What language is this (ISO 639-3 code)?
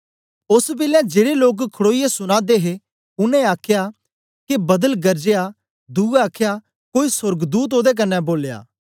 doi